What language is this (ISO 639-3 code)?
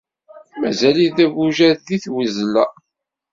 kab